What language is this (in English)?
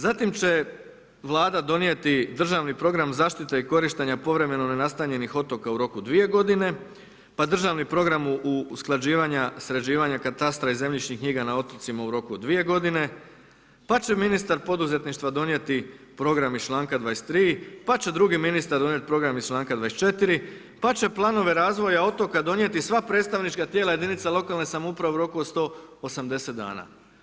Croatian